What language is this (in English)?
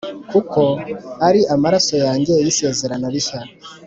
Kinyarwanda